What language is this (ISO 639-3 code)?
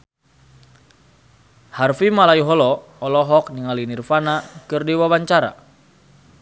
sun